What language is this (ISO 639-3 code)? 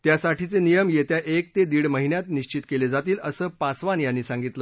mar